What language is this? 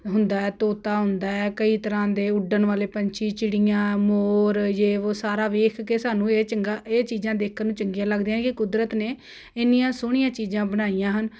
Punjabi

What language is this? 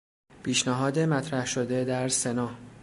Persian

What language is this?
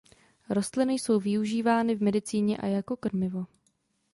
Czech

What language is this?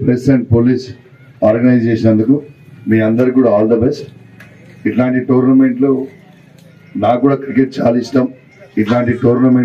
Hindi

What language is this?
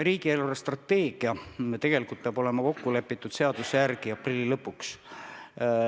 Estonian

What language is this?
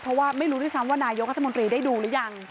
Thai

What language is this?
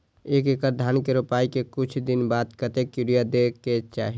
Maithili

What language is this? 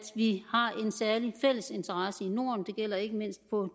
Danish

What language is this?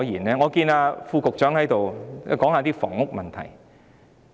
Cantonese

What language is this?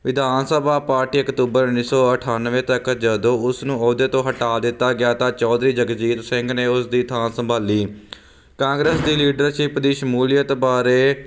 Punjabi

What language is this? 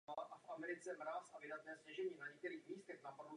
Czech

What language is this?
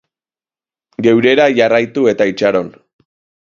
Basque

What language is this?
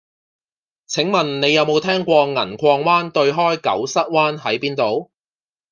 Cantonese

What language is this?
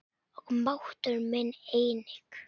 Icelandic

